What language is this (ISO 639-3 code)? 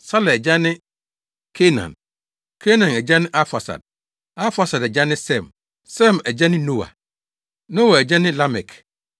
aka